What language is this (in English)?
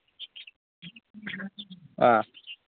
Manipuri